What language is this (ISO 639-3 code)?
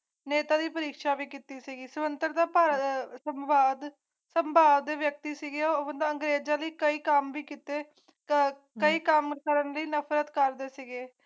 pan